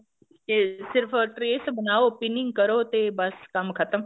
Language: Punjabi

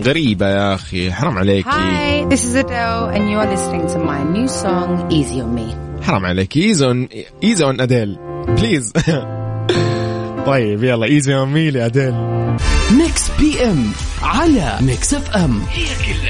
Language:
Arabic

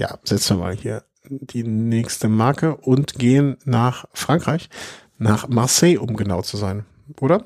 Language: German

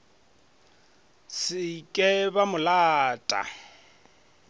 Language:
Northern Sotho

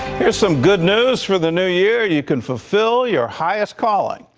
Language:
English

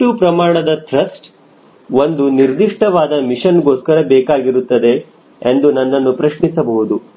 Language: Kannada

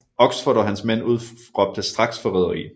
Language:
Danish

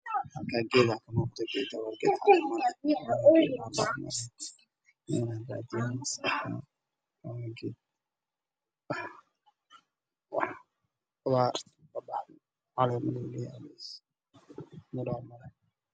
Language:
Somali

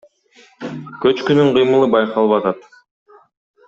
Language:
Kyrgyz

